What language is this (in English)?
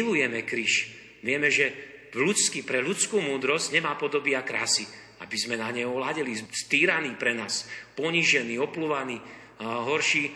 Slovak